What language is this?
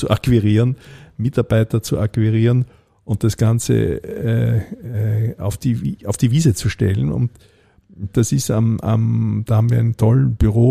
German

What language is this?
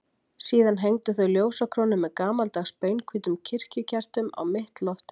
Icelandic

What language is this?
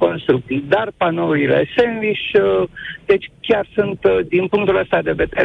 Romanian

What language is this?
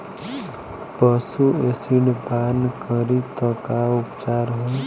Bhojpuri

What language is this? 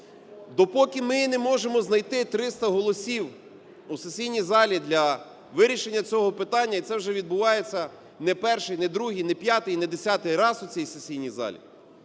Ukrainian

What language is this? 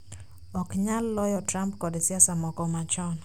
Luo (Kenya and Tanzania)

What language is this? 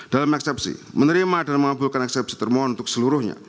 Indonesian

